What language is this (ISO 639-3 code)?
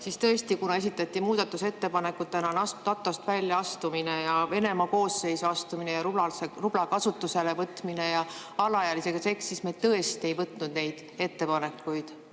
est